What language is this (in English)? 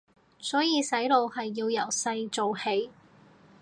Cantonese